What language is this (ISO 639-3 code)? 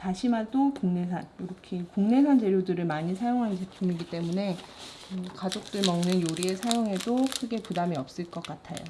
kor